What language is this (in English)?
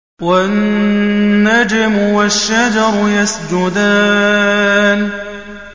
Arabic